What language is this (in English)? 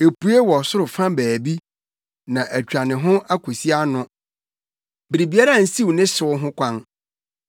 Akan